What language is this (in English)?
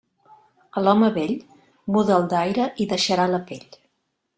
Catalan